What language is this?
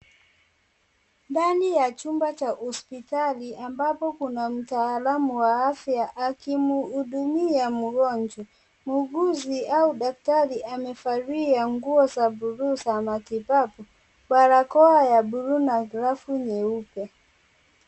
Swahili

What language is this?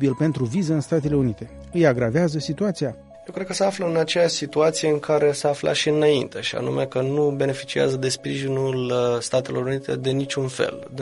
Romanian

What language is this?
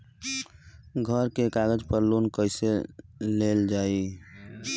Bhojpuri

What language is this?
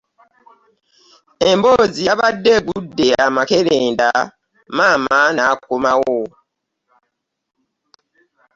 Ganda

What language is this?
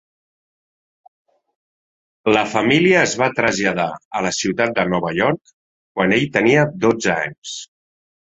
Catalan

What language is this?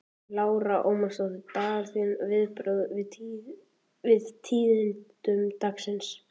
Icelandic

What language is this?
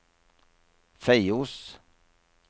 Norwegian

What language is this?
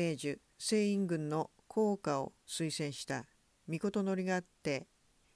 Japanese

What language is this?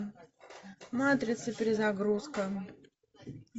Russian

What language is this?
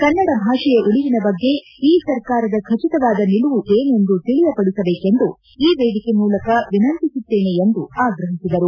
Kannada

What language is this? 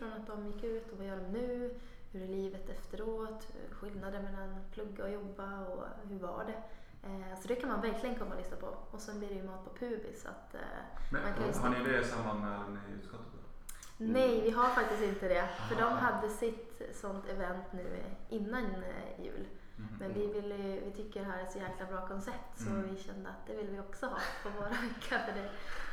Swedish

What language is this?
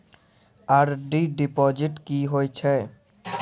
Maithili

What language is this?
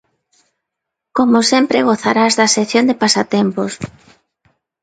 Galician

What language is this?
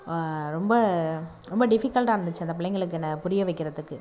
Tamil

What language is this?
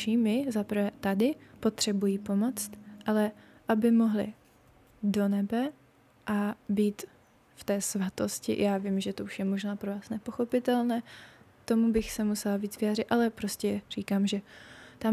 Czech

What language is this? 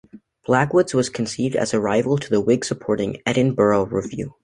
English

